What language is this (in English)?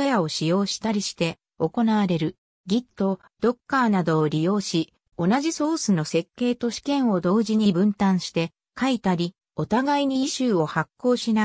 Japanese